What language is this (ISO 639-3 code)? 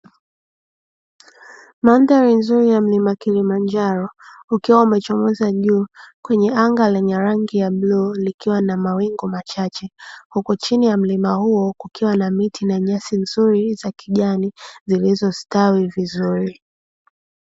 swa